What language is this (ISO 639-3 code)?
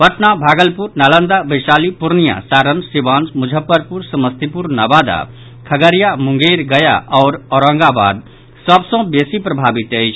mai